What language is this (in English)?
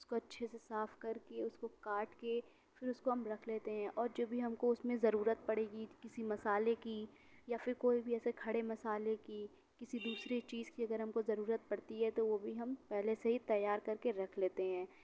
Urdu